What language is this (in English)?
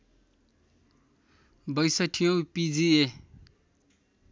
Nepali